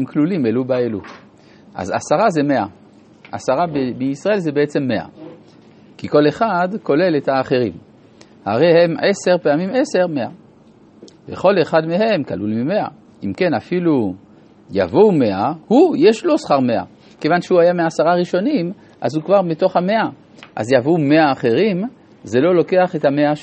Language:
Hebrew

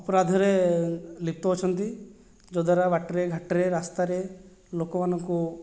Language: Odia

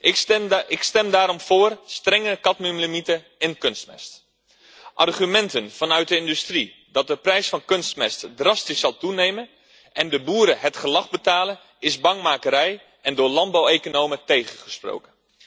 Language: Dutch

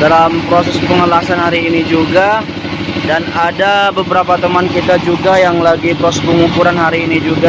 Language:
Indonesian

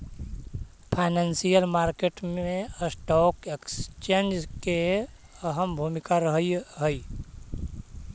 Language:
Magahi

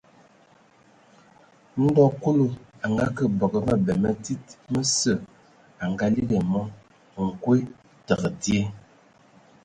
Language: Ewondo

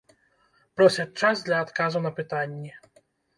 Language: Belarusian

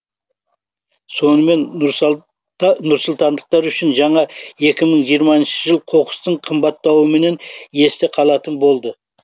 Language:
Kazakh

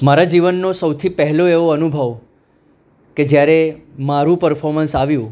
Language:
Gujarati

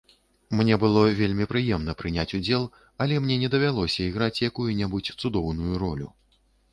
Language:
Belarusian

